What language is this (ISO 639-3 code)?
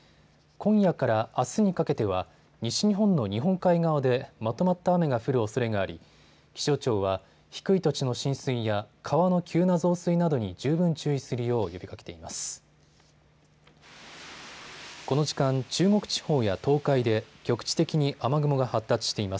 jpn